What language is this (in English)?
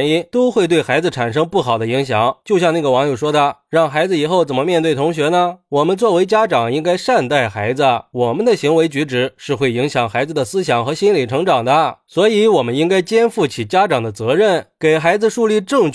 Chinese